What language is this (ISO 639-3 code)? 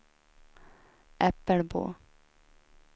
swe